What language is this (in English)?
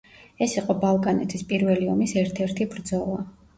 Georgian